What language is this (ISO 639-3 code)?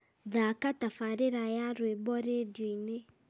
kik